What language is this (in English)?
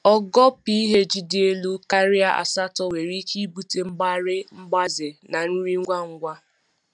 Igbo